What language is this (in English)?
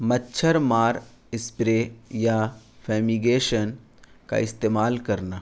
Urdu